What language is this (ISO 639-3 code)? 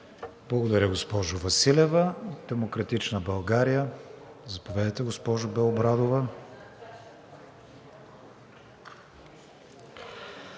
bul